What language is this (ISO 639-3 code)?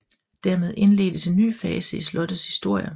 dan